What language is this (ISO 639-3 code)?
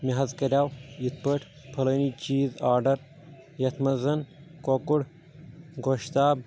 kas